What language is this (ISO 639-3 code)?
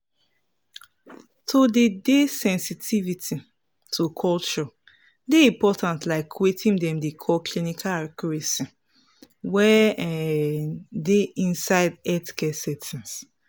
pcm